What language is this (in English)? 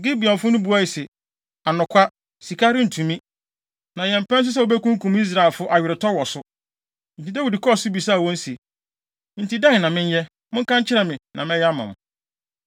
Akan